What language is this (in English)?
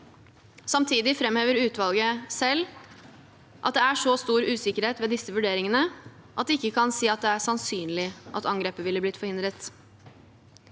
Norwegian